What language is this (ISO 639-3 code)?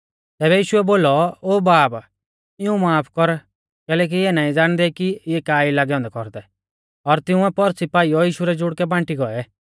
bfz